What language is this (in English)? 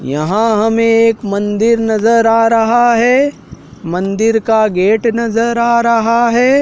Hindi